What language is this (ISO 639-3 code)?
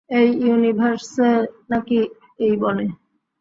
ben